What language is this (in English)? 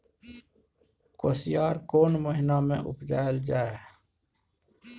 Maithili